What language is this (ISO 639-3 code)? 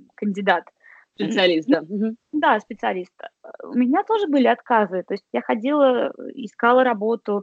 rus